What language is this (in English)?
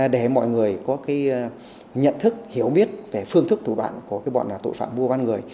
Vietnamese